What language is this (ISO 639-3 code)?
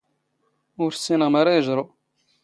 zgh